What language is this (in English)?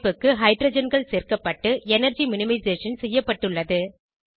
Tamil